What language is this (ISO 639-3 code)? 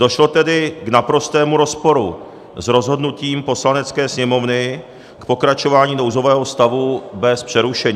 ces